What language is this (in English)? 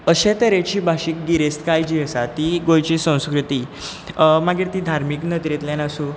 Konkani